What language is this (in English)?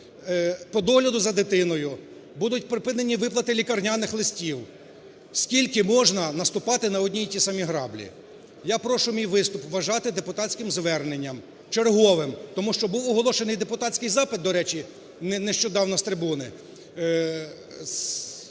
Ukrainian